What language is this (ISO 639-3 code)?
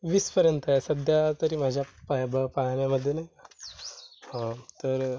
mar